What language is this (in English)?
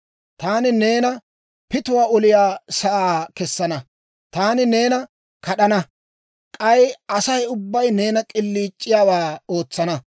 Dawro